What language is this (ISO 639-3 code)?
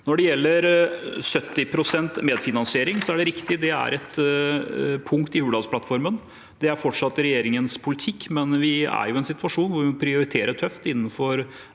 nor